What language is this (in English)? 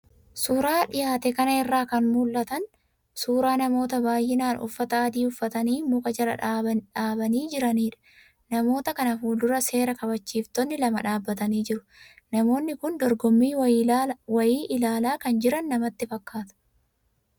Oromo